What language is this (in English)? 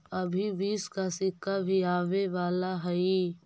Magahi